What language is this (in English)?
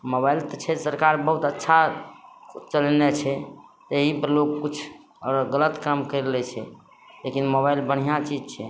Maithili